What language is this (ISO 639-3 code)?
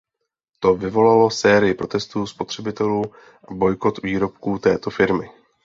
ces